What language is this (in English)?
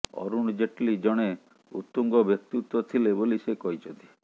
Odia